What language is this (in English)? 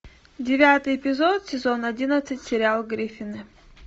Russian